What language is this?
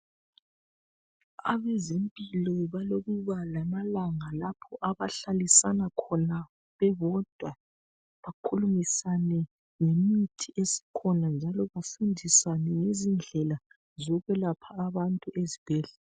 North Ndebele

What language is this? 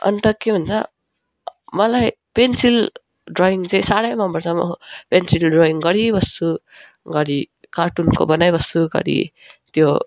Nepali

